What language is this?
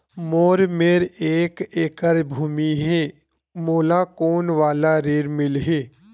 Chhattisgarhi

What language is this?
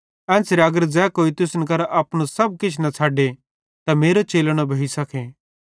Bhadrawahi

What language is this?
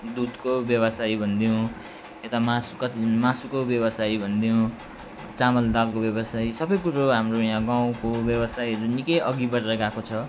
Nepali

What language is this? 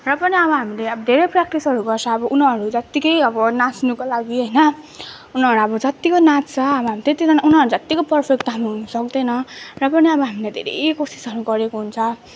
Nepali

